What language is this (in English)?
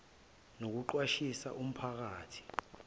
Zulu